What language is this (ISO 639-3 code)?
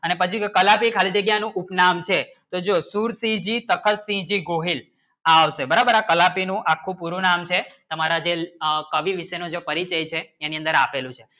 guj